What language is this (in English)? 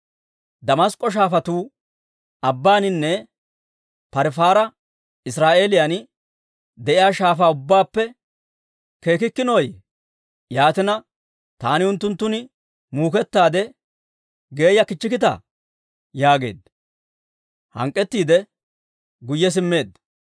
Dawro